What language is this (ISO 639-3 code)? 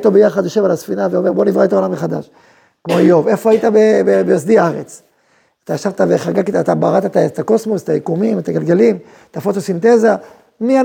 heb